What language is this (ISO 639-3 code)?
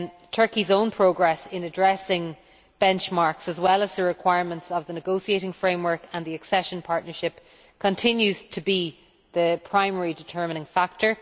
eng